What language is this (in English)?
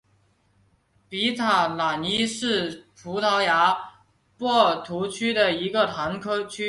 Chinese